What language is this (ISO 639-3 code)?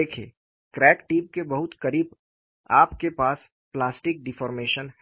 hin